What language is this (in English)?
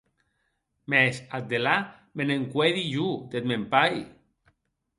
Occitan